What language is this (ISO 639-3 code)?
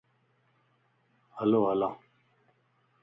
lss